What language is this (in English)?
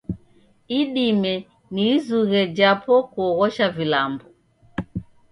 Taita